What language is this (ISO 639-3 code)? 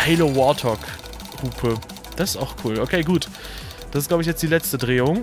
deu